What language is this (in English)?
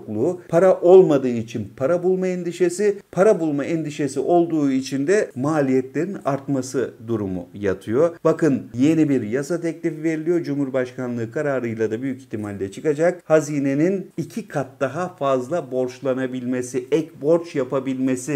Turkish